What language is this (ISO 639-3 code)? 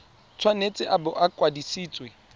tsn